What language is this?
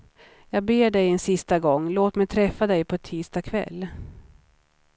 Swedish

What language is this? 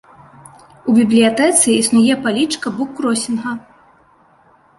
Belarusian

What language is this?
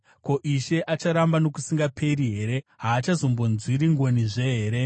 Shona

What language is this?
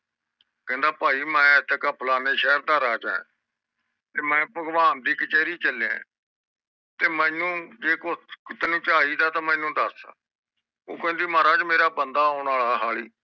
Punjabi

